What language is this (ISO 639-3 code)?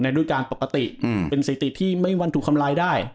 tha